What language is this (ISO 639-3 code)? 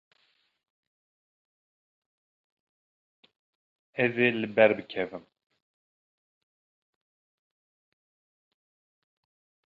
kur